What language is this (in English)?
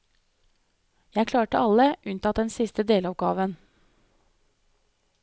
Norwegian